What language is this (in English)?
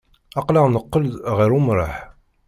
Kabyle